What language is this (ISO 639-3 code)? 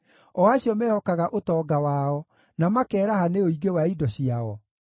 kik